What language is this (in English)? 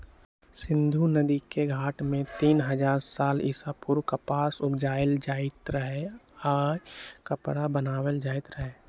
Magahi